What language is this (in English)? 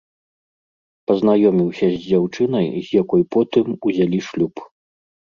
Belarusian